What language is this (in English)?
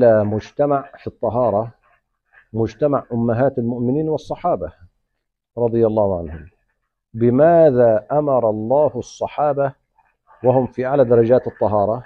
Arabic